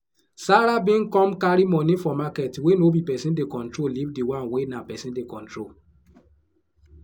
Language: Nigerian Pidgin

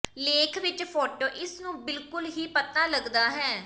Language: Punjabi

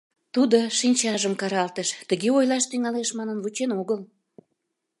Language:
Mari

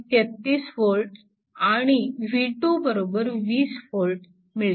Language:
Marathi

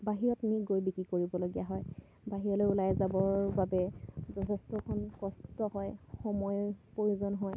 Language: Assamese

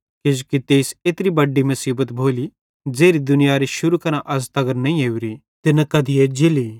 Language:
Bhadrawahi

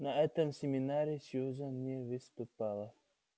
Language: Russian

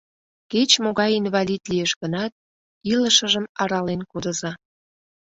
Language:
Mari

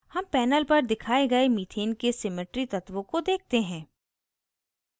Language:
Hindi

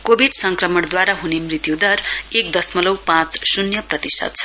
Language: Nepali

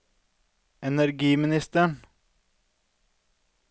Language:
Norwegian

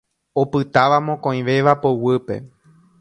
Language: Guarani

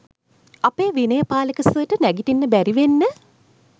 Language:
Sinhala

